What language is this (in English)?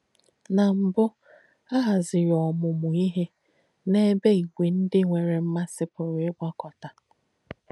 Igbo